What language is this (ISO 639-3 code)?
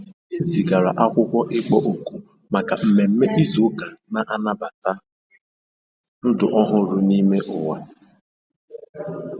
ibo